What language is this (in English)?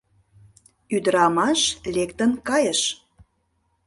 Mari